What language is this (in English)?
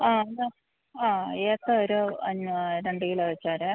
Malayalam